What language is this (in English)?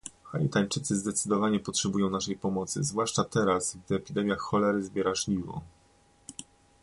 Polish